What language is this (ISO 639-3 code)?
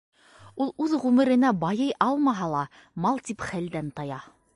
bak